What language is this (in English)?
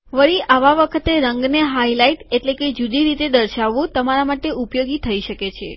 Gujarati